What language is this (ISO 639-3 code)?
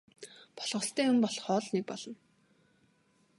mon